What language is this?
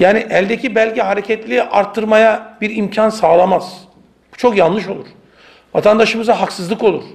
Turkish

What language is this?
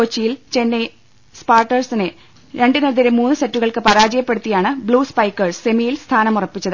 Malayalam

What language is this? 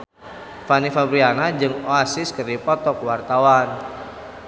Sundanese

